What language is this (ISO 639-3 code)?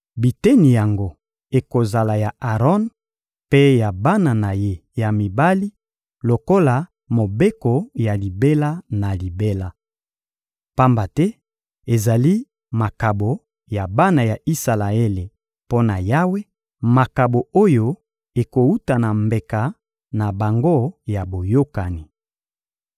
lin